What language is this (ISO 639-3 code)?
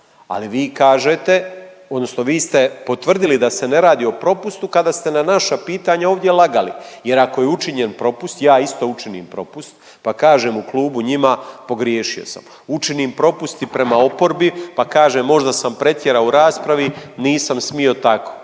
hrv